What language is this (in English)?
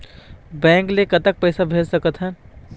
Chhattisgarhi